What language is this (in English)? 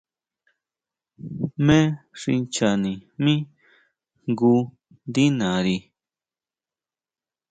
Huautla Mazatec